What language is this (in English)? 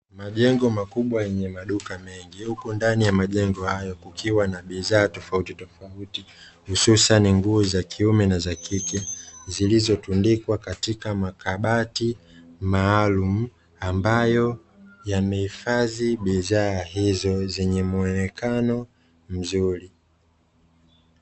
Swahili